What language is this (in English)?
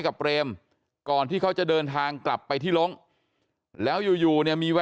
Thai